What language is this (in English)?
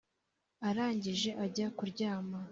Kinyarwanda